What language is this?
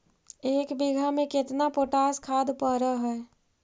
Magahi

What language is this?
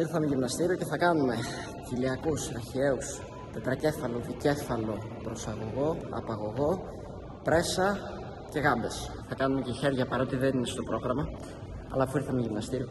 Greek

